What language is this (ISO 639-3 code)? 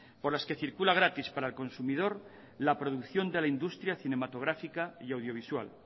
spa